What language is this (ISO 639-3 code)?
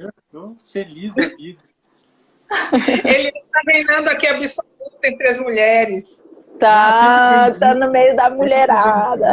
por